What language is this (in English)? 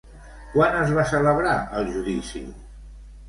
Catalan